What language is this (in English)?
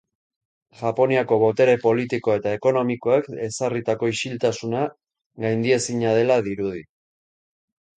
Basque